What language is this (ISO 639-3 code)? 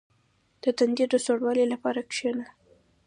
pus